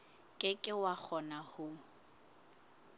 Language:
Southern Sotho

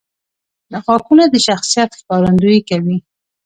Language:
Pashto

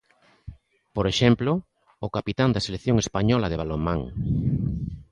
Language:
Galician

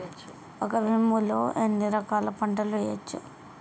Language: Telugu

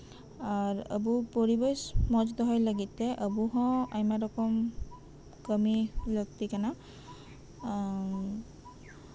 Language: Santali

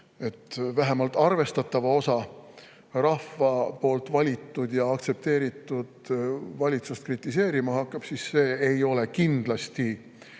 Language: Estonian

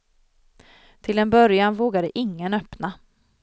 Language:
Swedish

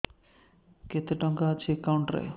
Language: Odia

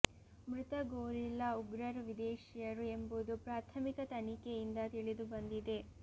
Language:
Kannada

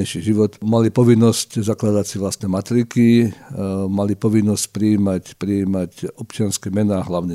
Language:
Slovak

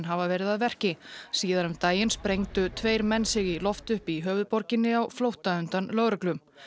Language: Icelandic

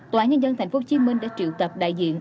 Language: Vietnamese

